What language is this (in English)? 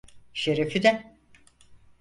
Turkish